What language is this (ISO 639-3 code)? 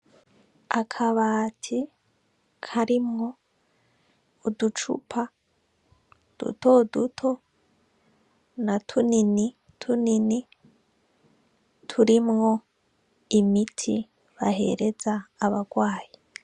run